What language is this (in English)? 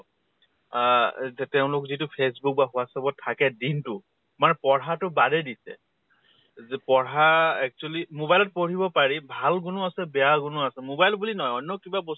Assamese